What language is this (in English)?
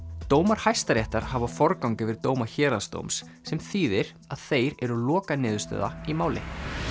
Icelandic